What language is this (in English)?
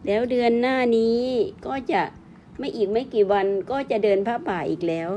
Thai